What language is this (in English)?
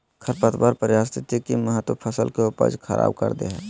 Magahi